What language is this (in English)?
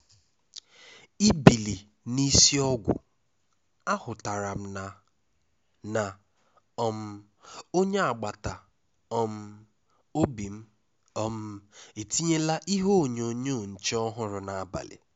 Igbo